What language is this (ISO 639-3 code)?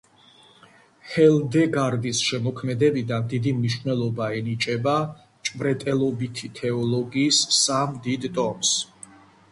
kat